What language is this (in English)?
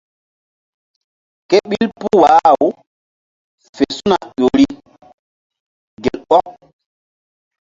Mbum